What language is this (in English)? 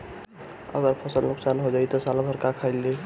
Bhojpuri